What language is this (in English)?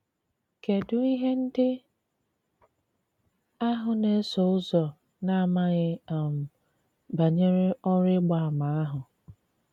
Igbo